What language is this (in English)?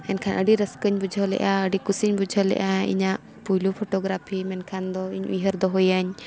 Santali